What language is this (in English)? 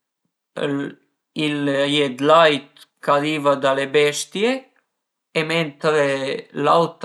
Piedmontese